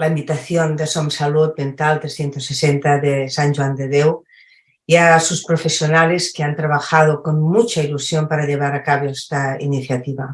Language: Spanish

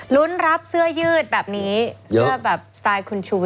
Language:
Thai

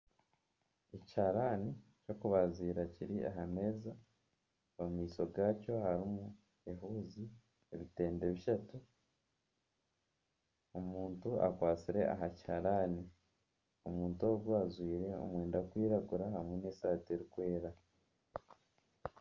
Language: Nyankole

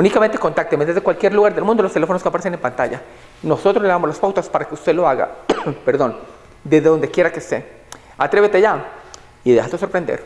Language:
Spanish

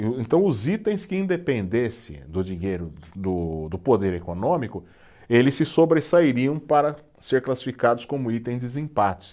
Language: Portuguese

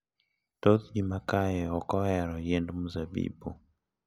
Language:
Luo (Kenya and Tanzania)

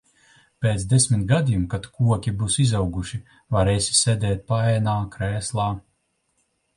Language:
Latvian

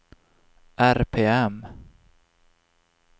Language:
Swedish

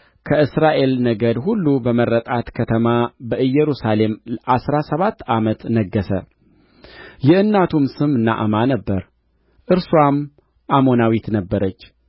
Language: Amharic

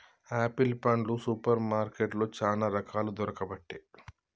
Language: Telugu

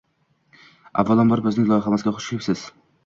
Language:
Uzbek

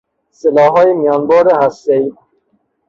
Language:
Persian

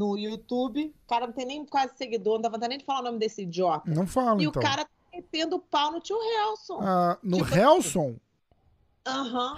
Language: Portuguese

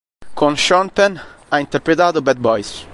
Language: Italian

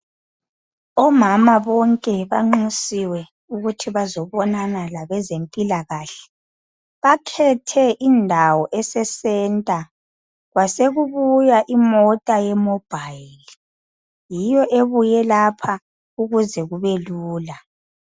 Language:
North Ndebele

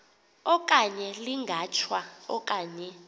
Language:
Xhosa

